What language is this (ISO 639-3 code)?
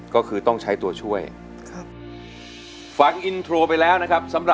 tha